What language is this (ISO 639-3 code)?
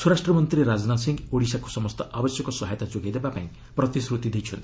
ori